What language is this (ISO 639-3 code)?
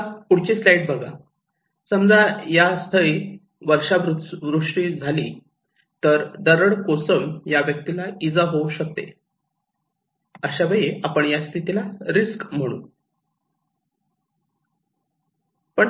mar